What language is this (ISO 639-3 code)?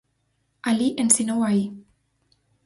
glg